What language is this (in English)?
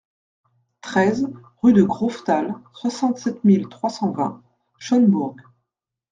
French